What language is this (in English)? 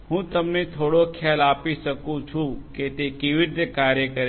Gujarati